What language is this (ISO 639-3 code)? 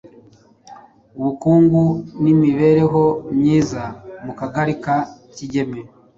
kin